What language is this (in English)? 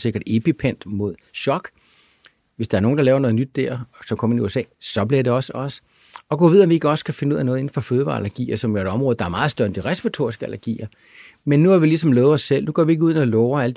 Danish